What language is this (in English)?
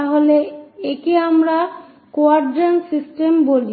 Bangla